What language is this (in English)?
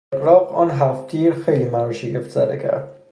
Persian